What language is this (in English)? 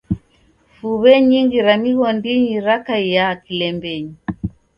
Taita